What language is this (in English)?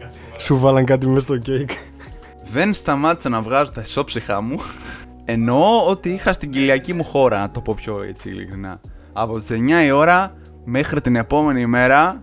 Greek